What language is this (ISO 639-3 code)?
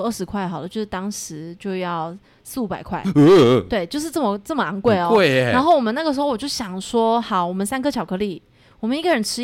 zho